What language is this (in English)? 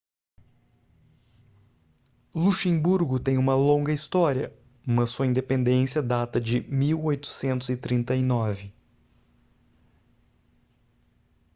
Portuguese